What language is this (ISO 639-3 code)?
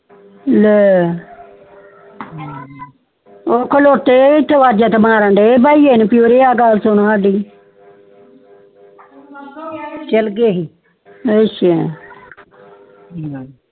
pan